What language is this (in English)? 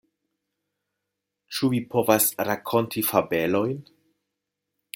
Esperanto